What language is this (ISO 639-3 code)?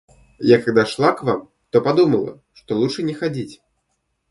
rus